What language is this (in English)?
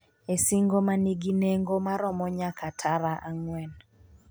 Luo (Kenya and Tanzania)